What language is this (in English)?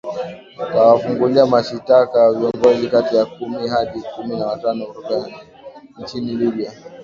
Swahili